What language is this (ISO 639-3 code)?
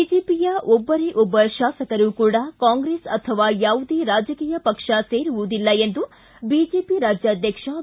kan